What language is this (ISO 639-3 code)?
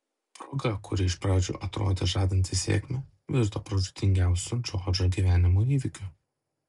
lit